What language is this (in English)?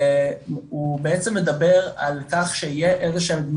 Hebrew